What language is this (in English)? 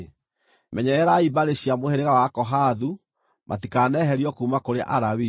Kikuyu